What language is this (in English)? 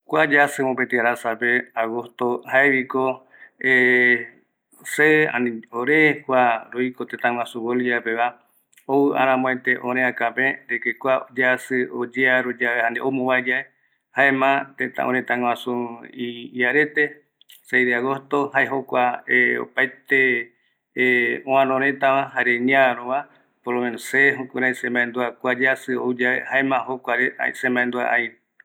Eastern Bolivian Guaraní